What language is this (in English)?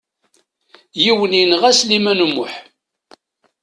Kabyle